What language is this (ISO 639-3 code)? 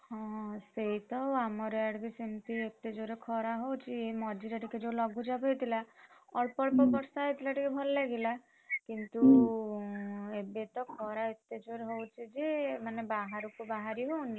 ori